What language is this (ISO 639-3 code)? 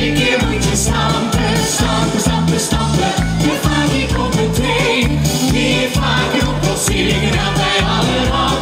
spa